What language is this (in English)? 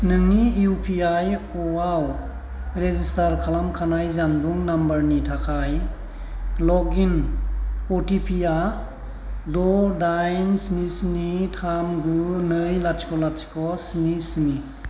Bodo